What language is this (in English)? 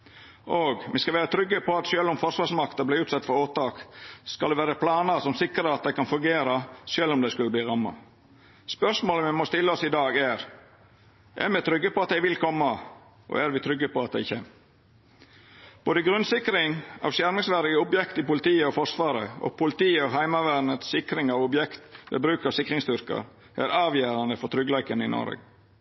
Norwegian Nynorsk